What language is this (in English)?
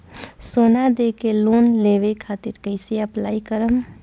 Bhojpuri